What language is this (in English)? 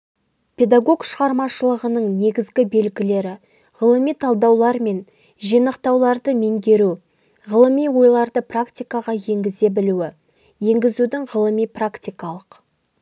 Kazakh